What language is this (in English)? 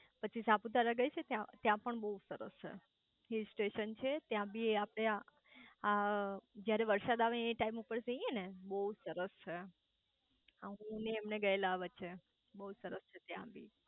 Gujarati